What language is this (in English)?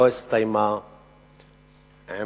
Hebrew